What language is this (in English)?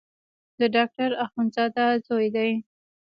Pashto